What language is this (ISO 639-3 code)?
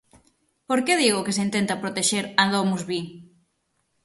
glg